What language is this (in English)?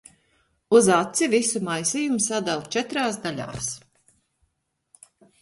Latvian